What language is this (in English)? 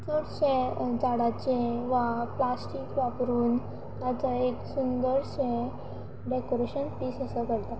Konkani